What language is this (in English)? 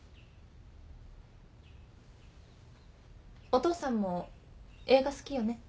Japanese